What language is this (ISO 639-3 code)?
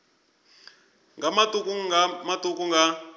ven